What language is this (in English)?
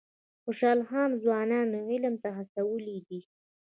Pashto